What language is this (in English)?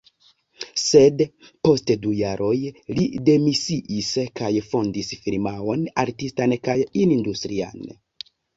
Esperanto